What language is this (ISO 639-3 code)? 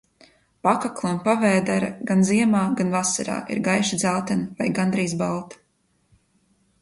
lav